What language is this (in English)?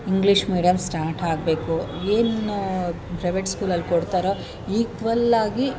Kannada